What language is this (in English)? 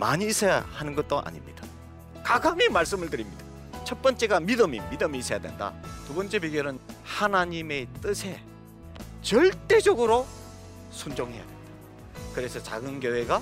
Korean